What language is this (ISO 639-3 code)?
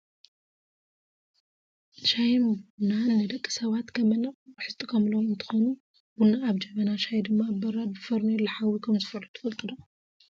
tir